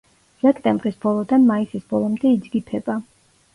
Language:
Georgian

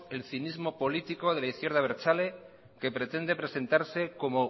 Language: Spanish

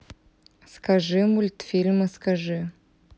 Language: Russian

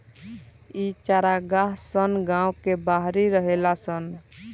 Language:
Bhojpuri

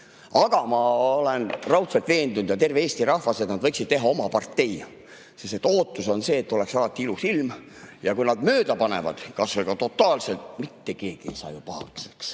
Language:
Estonian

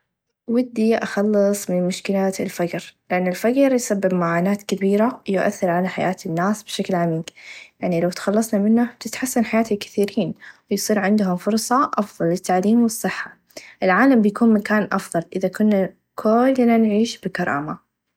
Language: Najdi Arabic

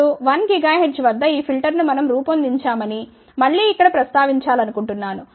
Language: Telugu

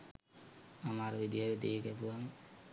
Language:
Sinhala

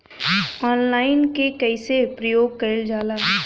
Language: Bhojpuri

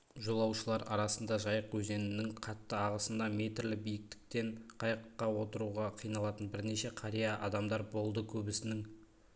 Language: Kazakh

